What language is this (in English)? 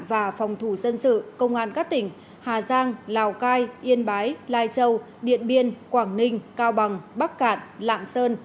Vietnamese